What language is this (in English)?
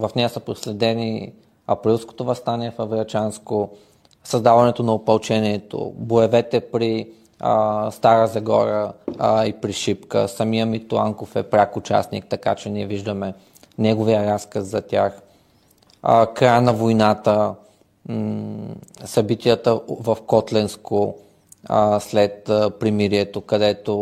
Bulgarian